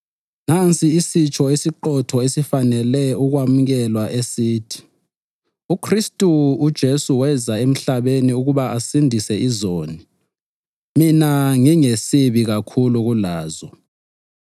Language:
North Ndebele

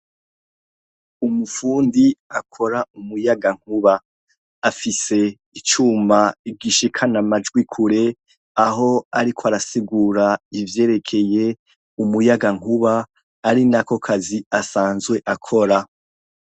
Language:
Rundi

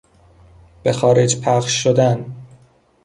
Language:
Persian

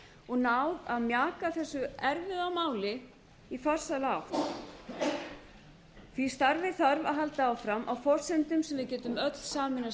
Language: Icelandic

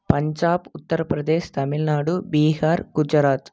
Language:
Tamil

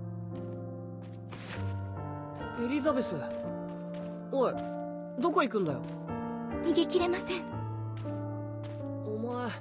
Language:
Japanese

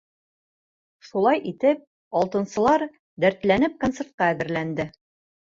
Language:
Bashkir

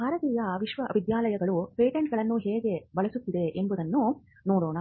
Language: Kannada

